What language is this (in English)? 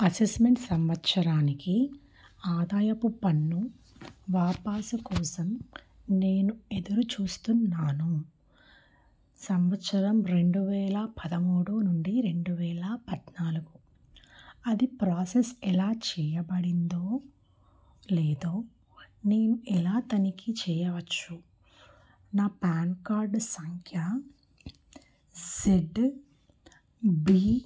Telugu